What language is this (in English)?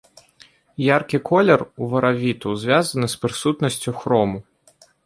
Belarusian